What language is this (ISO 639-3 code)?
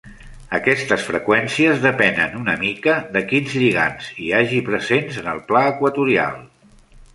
cat